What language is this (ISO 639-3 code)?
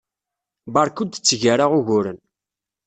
kab